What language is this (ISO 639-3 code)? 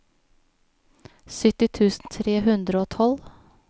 nor